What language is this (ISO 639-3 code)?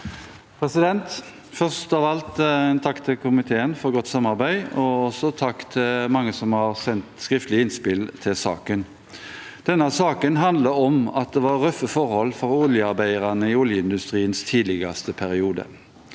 nor